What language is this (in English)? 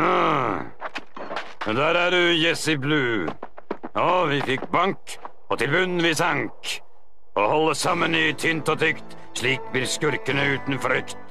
Norwegian